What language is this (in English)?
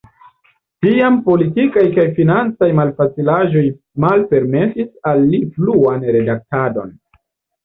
Esperanto